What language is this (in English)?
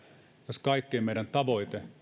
Finnish